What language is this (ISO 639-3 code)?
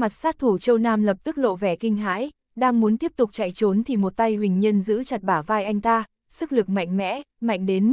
vie